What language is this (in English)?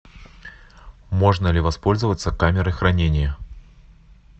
Russian